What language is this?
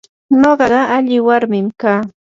Yanahuanca Pasco Quechua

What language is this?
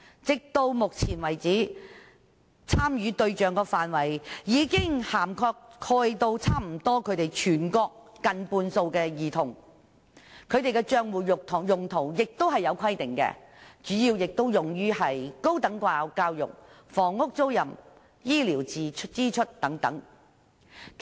Cantonese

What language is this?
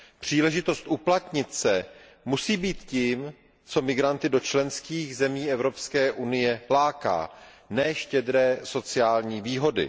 Czech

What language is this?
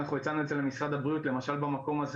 Hebrew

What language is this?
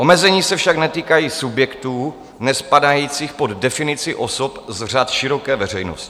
Czech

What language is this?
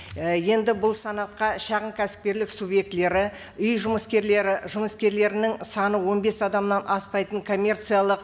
Kazakh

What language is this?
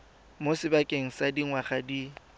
Tswana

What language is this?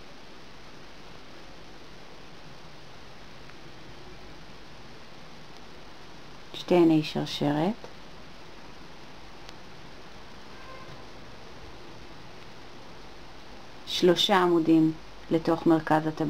Hebrew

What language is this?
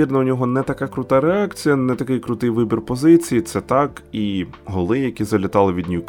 Ukrainian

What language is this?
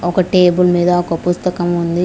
Telugu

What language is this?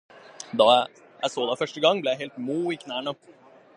Norwegian Bokmål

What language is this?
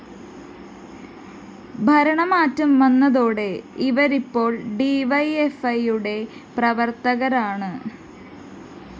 Malayalam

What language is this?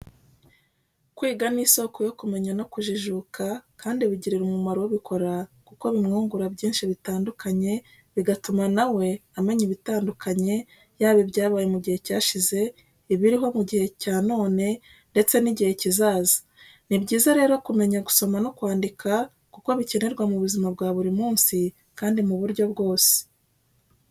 Kinyarwanda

